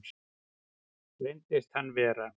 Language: Icelandic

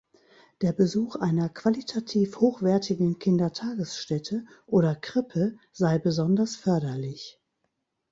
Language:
German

